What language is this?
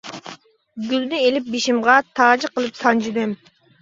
Uyghur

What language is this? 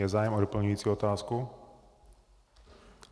Czech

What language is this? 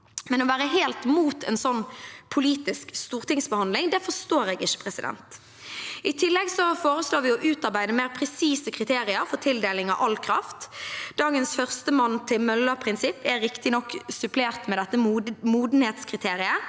Norwegian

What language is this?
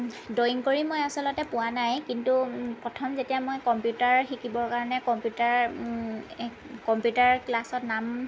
Assamese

